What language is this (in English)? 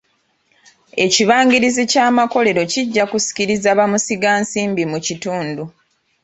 Ganda